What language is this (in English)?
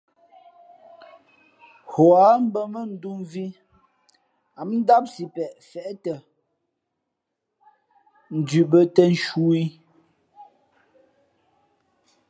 Fe'fe'